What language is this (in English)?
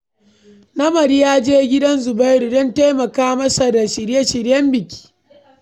Hausa